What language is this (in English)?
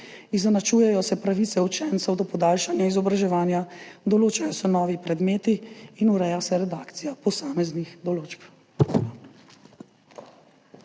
Slovenian